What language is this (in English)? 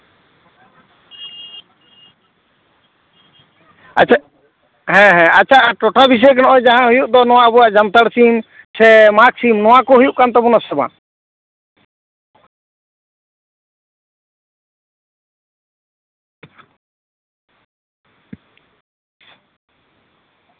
Santali